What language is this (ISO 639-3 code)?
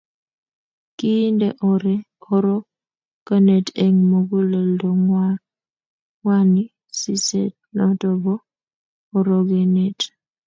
kln